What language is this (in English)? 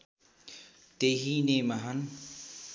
Nepali